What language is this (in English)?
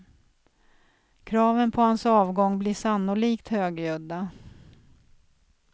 Swedish